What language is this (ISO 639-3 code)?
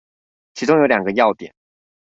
zho